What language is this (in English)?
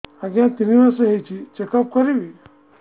Odia